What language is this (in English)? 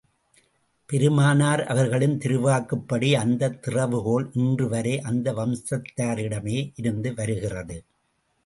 Tamil